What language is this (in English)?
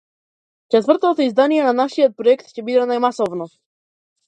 Macedonian